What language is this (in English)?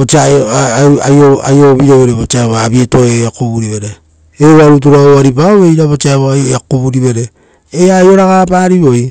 Rotokas